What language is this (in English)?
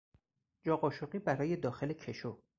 Persian